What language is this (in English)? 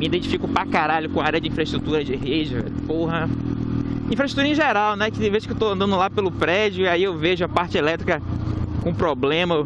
Portuguese